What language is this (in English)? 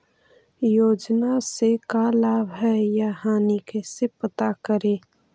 Magahi